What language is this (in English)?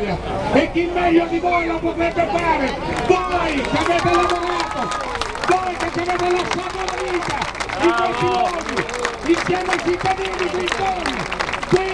Italian